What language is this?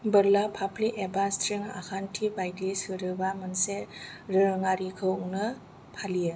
Bodo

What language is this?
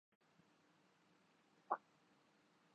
Urdu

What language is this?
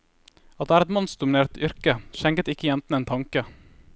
Norwegian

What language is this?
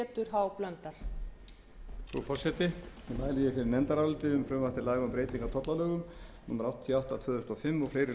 Icelandic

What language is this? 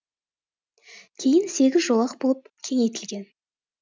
Kazakh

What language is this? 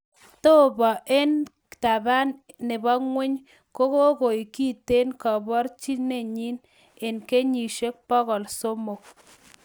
Kalenjin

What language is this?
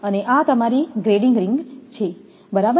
Gujarati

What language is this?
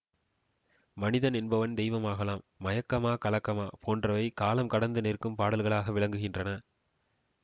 Tamil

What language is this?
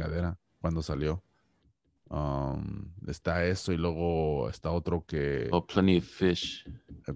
Spanish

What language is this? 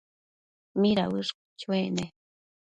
Matsés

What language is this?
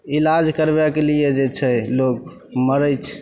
Maithili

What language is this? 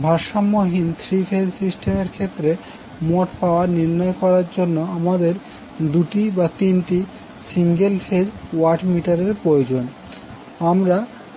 Bangla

